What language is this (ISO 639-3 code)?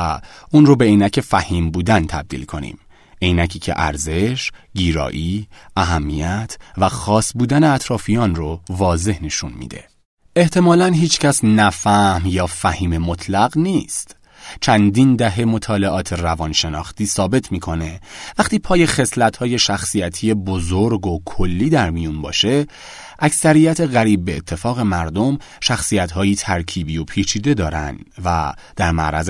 fas